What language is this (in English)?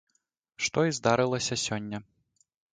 Belarusian